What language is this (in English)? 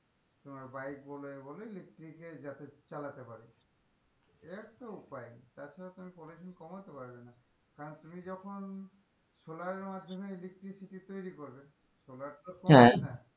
Bangla